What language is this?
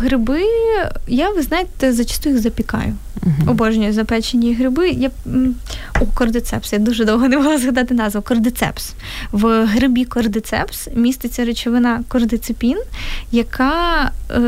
Ukrainian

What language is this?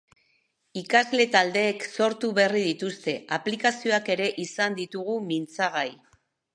Basque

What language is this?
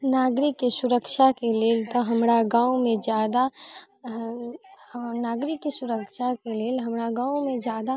Maithili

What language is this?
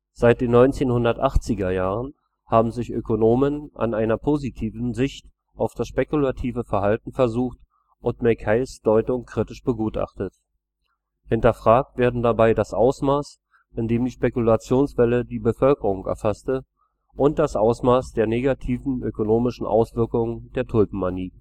German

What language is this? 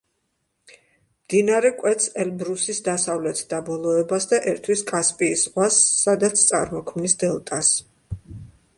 Georgian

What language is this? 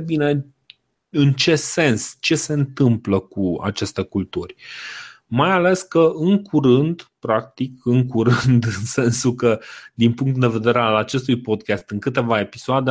Romanian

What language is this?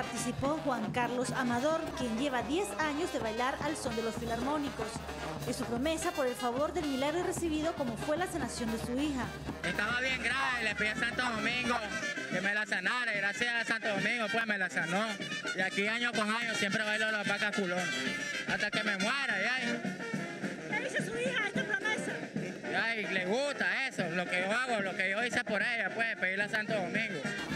Spanish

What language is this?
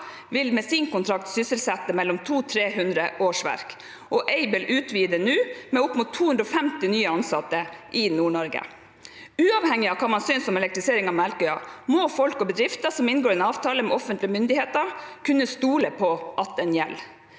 Norwegian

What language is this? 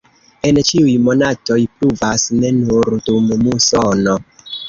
Esperanto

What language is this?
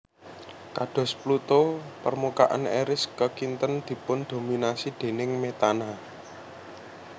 Javanese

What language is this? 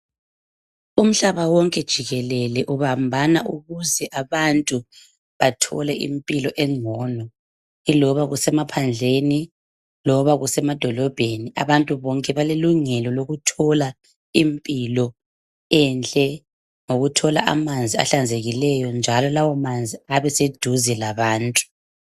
North Ndebele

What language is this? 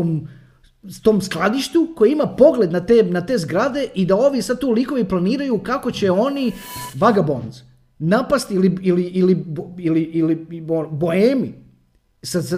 Croatian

